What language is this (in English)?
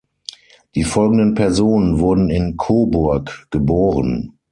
German